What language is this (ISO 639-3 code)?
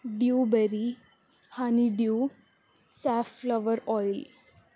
tel